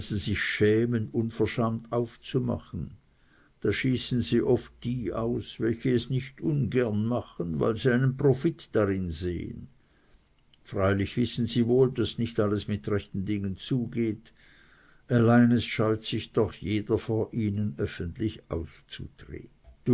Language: German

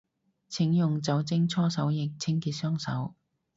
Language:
Cantonese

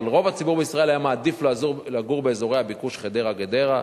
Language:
Hebrew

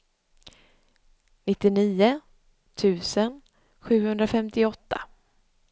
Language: Swedish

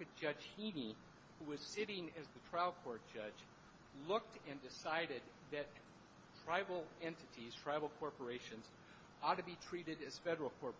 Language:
English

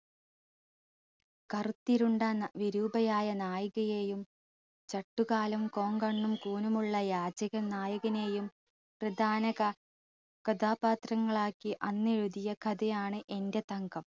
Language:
Malayalam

